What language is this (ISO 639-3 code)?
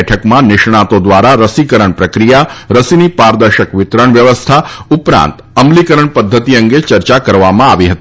guj